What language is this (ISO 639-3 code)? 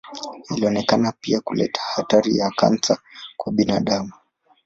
swa